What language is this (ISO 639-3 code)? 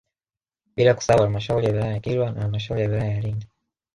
swa